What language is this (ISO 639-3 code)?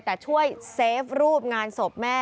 tha